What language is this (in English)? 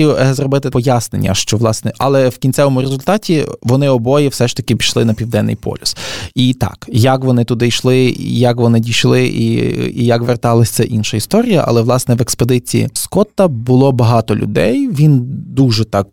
Ukrainian